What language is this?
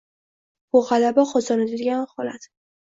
Uzbek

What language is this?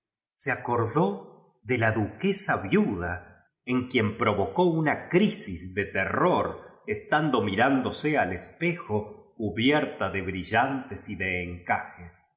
Spanish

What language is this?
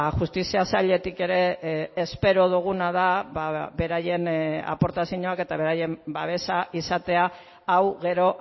Basque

